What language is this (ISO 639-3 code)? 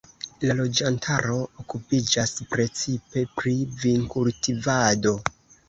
epo